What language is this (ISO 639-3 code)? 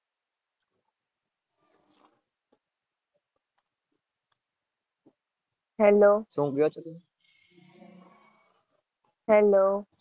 guj